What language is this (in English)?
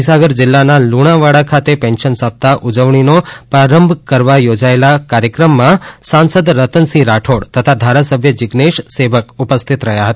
Gujarati